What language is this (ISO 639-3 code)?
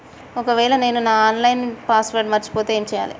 tel